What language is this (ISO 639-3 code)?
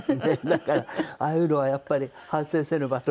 jpn